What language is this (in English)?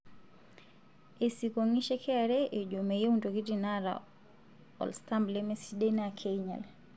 Masai